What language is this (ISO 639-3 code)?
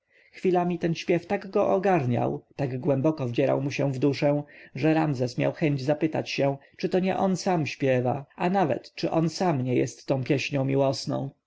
pol